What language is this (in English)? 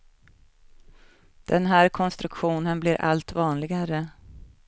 Swedish